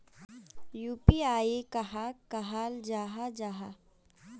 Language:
Magahi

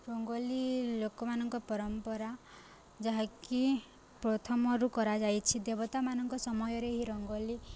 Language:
Odia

